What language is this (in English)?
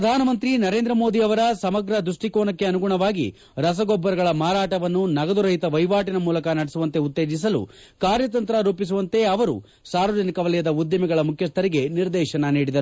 Kannada